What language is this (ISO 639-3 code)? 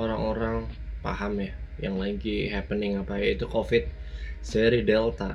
ind